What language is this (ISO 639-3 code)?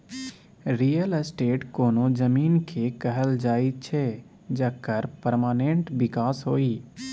mai